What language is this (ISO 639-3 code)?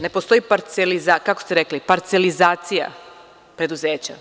srp